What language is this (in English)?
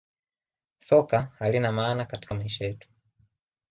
Swahili